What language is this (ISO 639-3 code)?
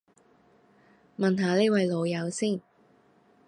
yue